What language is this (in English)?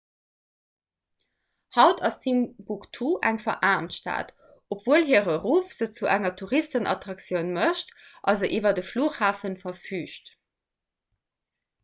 Luxembourgish